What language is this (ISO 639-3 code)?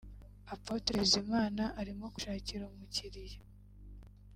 kin